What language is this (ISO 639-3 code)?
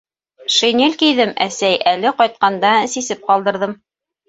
bak